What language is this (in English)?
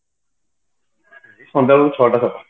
Odia